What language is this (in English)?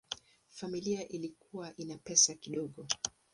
Swahili